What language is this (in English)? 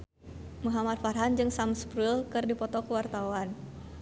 Sundanese